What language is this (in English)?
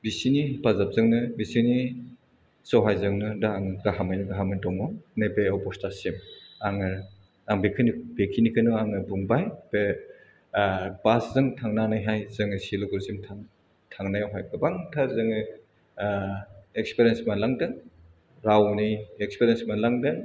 Bodo